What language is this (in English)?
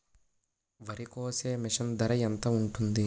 Telugu